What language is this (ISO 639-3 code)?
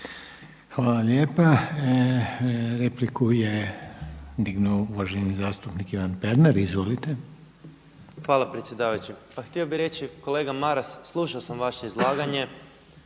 hrv